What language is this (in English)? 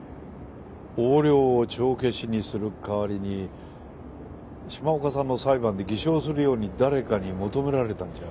Japanese